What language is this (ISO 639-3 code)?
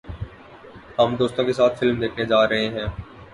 urd